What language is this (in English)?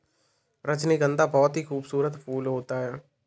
Hindi